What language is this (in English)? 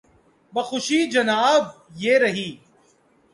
Urdu